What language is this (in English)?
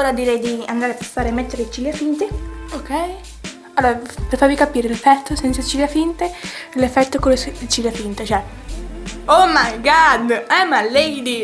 Italian